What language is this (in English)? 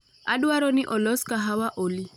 Luo (Kenya and Tanzania)